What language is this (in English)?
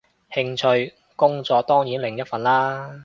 Cantonese